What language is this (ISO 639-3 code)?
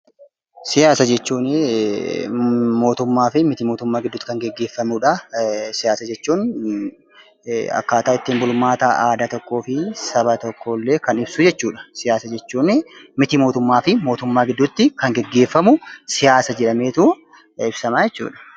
orm